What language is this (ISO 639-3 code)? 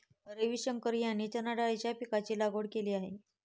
mar